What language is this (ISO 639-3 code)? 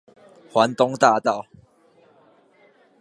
zho